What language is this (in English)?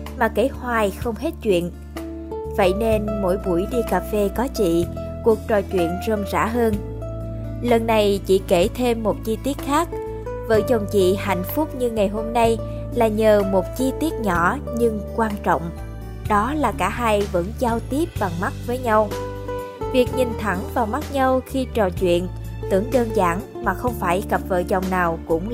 Vietnamese